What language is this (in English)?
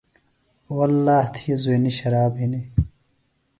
Phalura